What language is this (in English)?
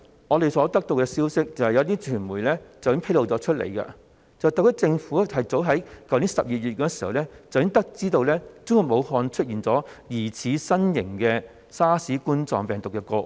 Cantonese